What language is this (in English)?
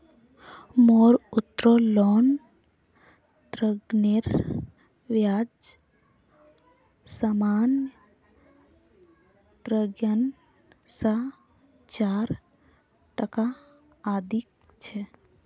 Magahi